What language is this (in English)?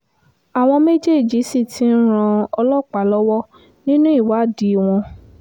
Yoruba